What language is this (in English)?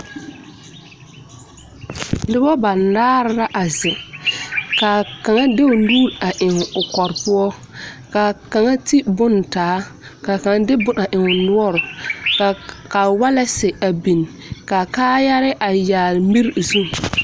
Southern Dagaare